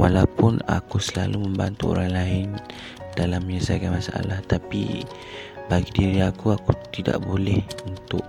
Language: Malay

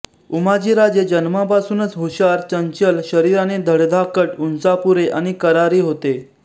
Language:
Marathi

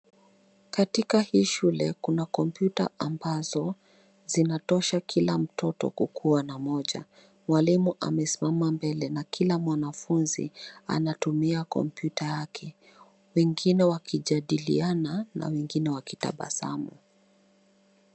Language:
Swahili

